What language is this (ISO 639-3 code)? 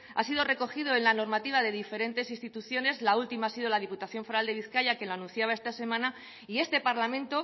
spa